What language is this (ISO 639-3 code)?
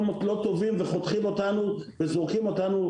heb